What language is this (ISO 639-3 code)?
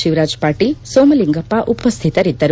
kan